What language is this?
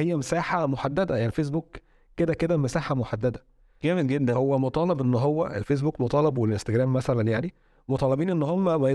Arabic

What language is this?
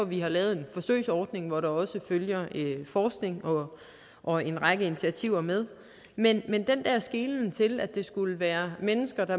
Danish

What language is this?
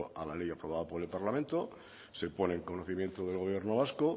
Spanish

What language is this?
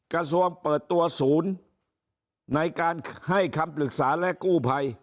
Thai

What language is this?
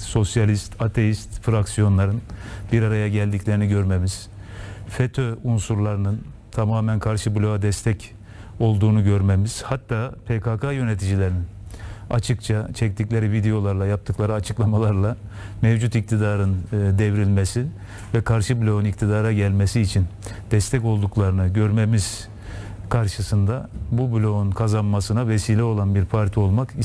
Turkish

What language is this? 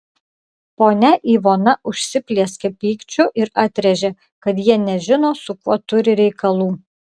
Lithuanian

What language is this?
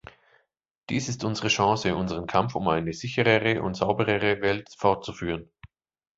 German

